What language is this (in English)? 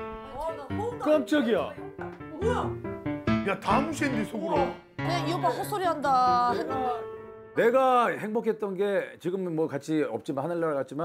Korean